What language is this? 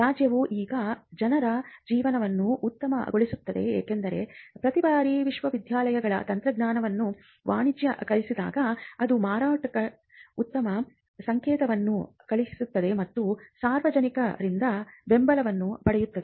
Kannada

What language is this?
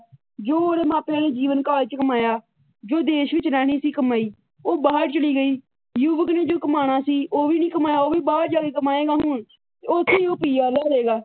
Punjabi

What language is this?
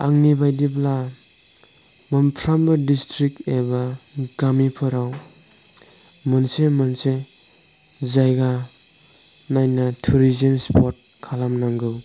Bodo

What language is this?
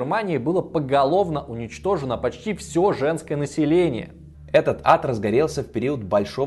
Russian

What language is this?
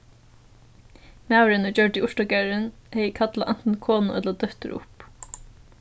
Faroese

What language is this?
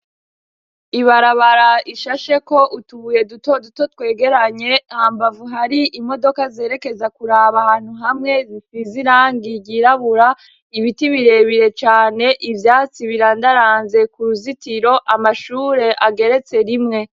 Rundi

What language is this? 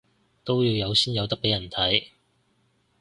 Cantonese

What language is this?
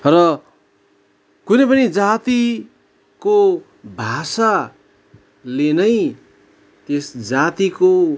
Nepali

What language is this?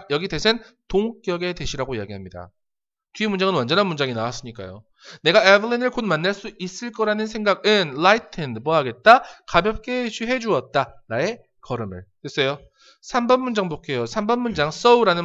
Korean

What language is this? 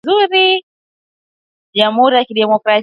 Swahili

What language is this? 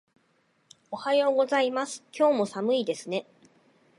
Japanese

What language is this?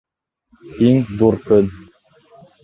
Bashkir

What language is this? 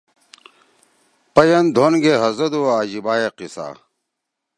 Torwali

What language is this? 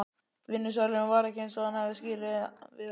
Icelandic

